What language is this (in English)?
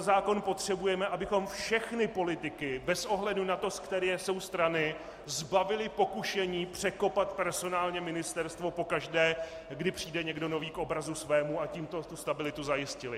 Czech